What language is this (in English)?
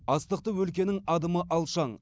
Kazakh